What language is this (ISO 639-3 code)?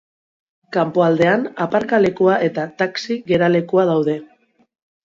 eus